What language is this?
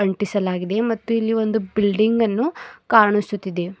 Kannada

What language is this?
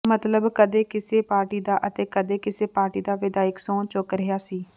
Punjabi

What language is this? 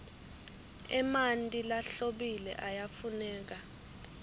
Swati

